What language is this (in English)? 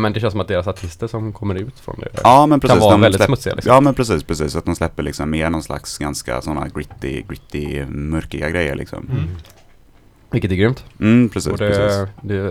Swedish